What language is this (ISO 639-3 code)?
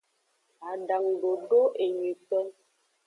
ajg